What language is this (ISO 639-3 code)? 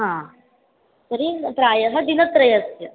san